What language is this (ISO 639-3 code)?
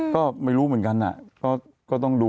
tha